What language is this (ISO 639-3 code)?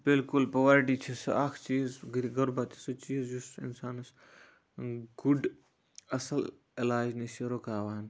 kas